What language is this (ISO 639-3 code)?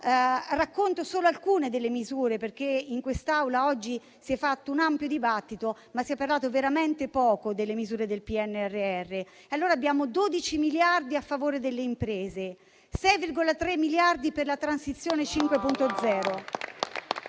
ita